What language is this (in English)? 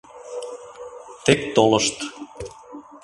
Mari